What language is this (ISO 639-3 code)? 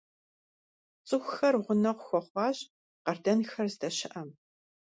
kbd